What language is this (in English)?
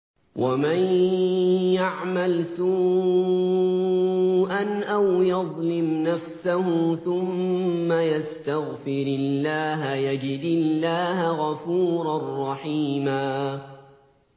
Arabic